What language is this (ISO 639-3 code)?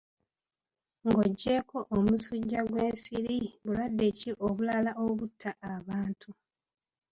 lug